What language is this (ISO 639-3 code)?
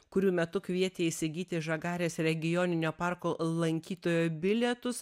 lit